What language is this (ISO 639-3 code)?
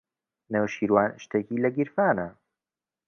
ckb